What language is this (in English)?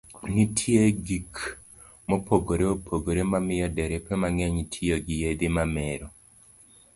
Luo (Kenya and Tanzania)